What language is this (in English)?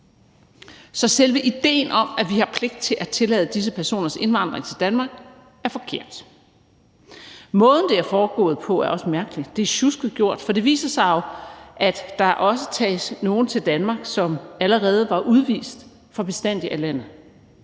Danish